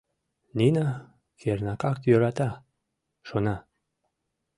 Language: Mari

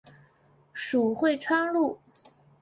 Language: Chinese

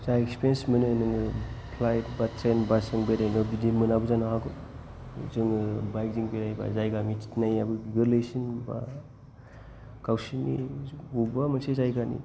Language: Bodo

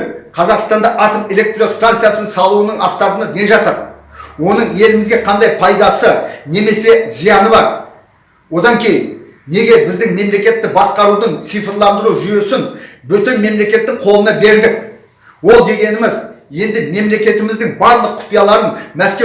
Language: Kazakh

